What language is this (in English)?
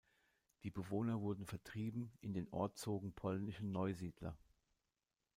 German